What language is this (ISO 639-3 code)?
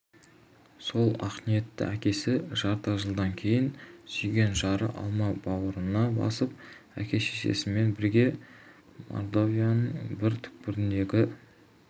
kaz